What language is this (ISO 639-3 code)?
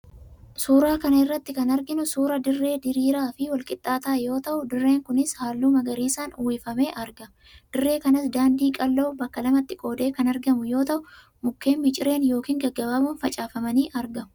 orm